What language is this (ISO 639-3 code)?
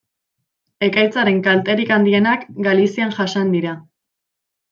eus